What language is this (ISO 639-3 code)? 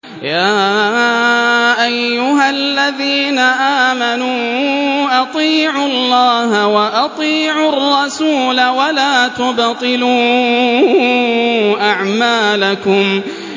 ara